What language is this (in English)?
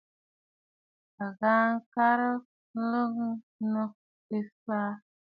Bafut